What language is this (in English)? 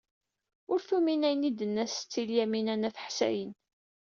Kabyle